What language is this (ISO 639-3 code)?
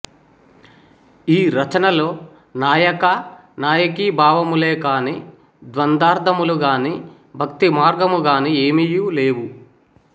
tel